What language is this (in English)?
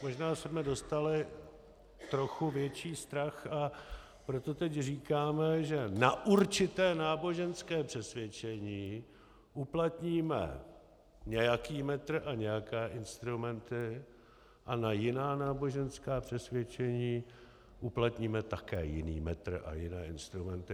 Czech